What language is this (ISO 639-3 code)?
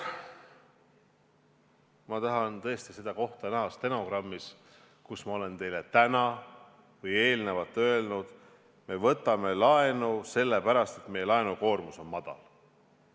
est